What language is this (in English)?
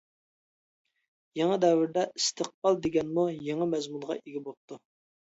Uyghur